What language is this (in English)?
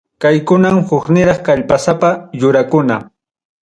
Ayacucho Quechua